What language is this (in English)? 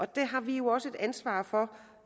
Danish